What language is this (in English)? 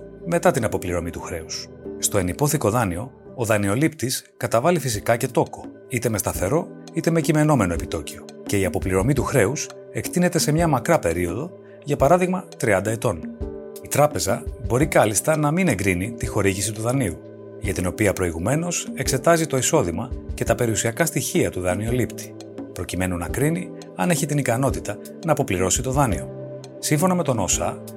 Greek